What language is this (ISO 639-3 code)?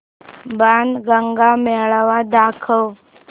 mar